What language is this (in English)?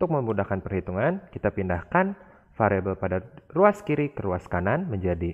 Indonesian